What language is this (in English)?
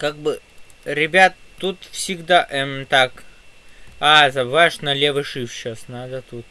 Russian